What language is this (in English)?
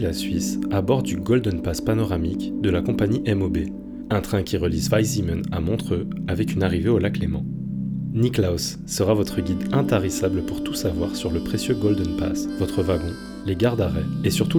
French